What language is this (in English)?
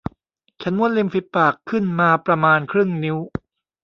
Thai